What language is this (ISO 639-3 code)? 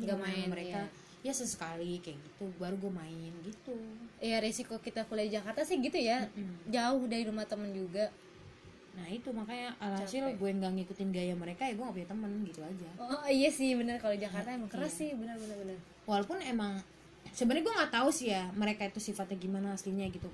ind